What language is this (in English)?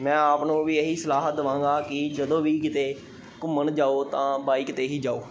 Punjabi